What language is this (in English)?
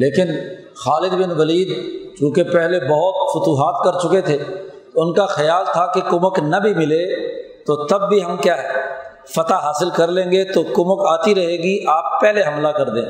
Urdu